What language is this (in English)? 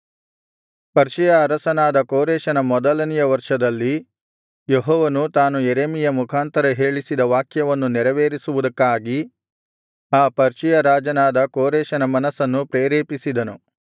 Kannada